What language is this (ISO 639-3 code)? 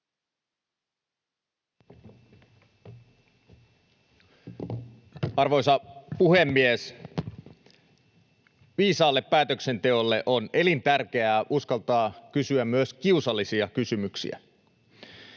fin